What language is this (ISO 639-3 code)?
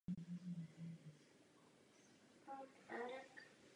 ces